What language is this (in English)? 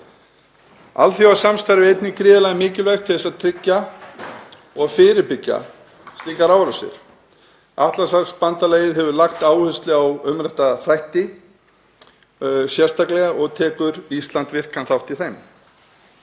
Icelandic